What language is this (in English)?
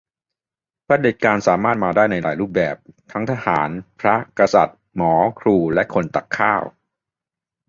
Thai